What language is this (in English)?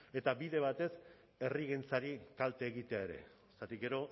Basque